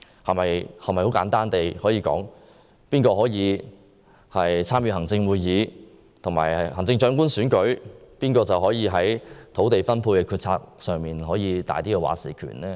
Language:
Cantonese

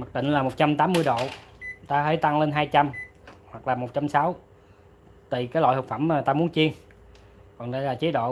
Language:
Vietnamese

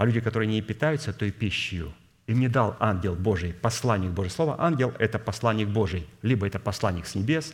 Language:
Russian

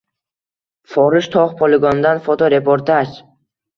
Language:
Uzbek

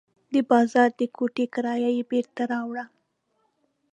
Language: Pashto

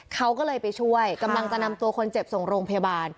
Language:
Thai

